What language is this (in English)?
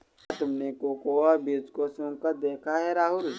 Hindi